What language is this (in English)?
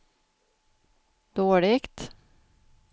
Swedish